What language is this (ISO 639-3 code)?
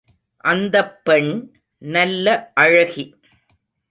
tam